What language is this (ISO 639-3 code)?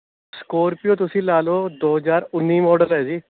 pan